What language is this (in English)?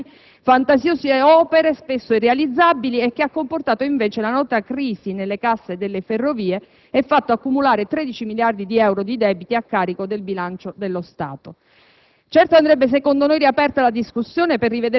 Italian